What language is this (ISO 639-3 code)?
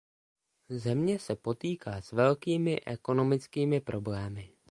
ces